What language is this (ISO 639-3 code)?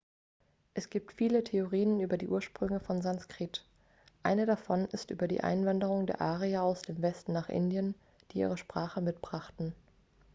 deu